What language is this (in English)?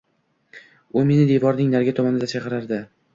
Uzbek